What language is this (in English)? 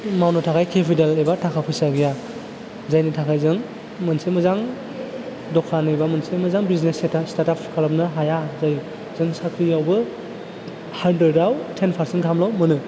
Bodo